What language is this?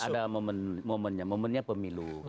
Indonesian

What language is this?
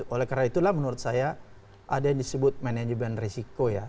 Indonesian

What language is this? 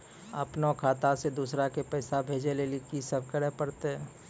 Maithili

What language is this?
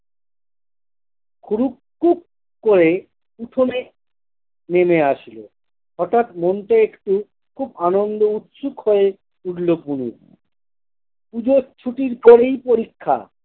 Bangla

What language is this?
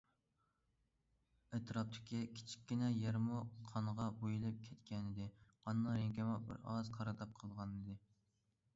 Uyghur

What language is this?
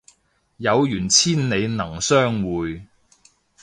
Cantonese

